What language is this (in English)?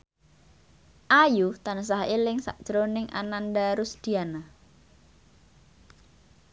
Javanese